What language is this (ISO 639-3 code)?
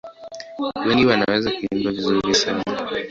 swa